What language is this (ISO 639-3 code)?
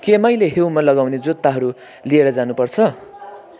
nep